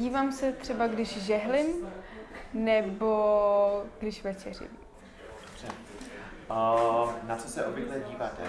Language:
Czech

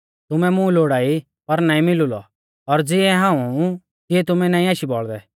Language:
Mahasu Pahari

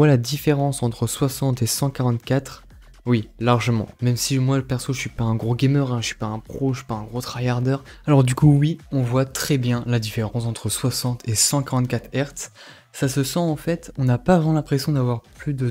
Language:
French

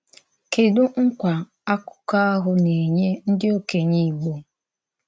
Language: Igbo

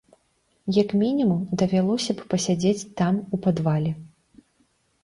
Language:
Belarusian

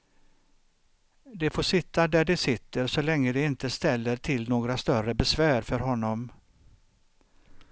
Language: Swedish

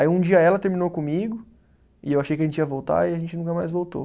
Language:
Portuguese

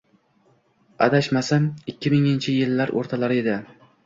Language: Uzbek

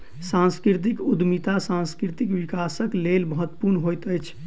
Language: Maithili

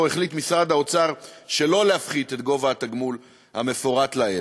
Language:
Hebrew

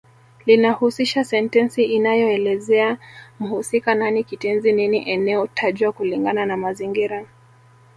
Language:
Swahili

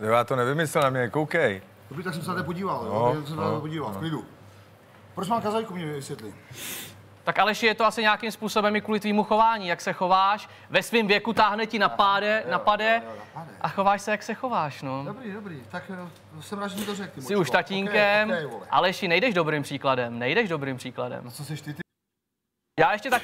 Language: Czech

